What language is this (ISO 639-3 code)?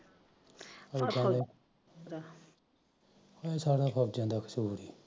pan